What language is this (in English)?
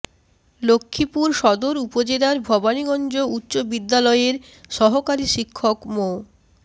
Bangla